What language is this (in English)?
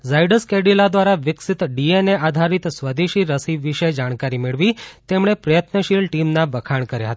Gujarati